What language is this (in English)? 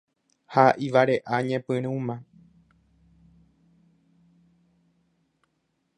Guarani